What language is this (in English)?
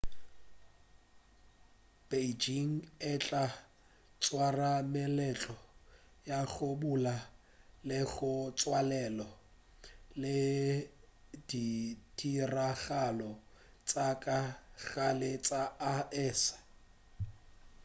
Northern Sotho